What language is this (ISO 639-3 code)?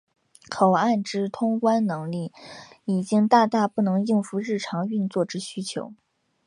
zho